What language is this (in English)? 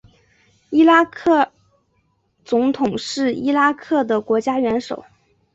Chinese